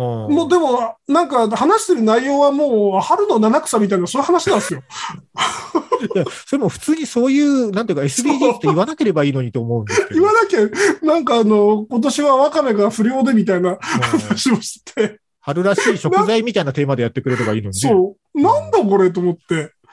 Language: Japanese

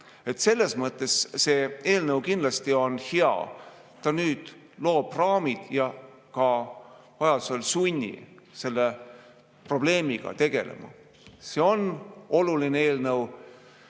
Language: Estonian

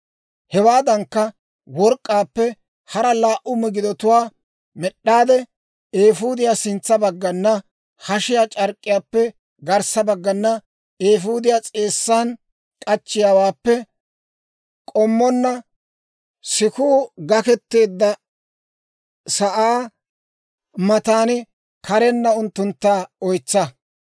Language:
Dawro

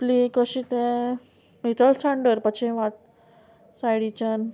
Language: Konkani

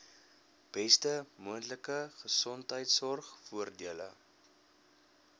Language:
Afrikaans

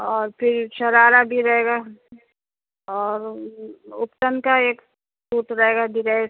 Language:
Urdu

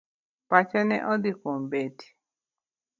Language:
Luo (Kenya and Tanzania)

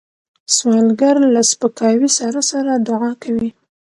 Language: Pashto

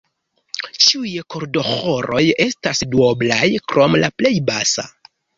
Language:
Esperanto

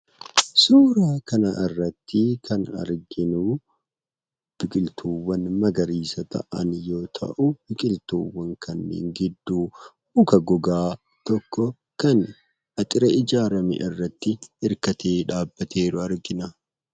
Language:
Oromo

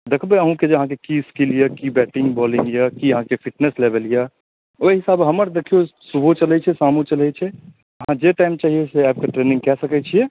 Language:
Maithili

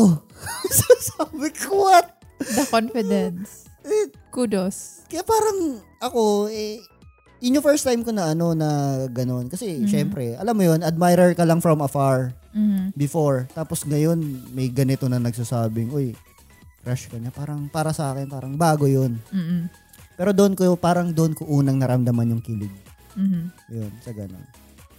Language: Filipino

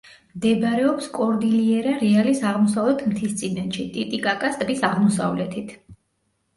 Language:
Georgian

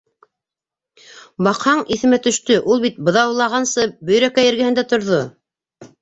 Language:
Bashkir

